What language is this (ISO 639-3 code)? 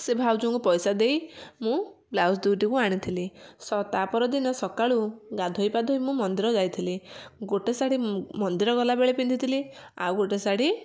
ori